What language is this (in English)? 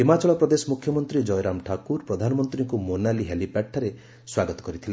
Odia